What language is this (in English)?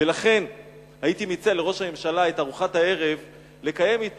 Hebrew